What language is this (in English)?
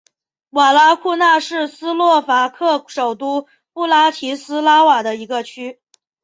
Chinese